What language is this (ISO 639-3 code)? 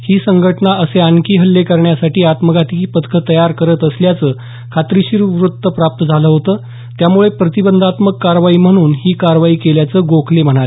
mar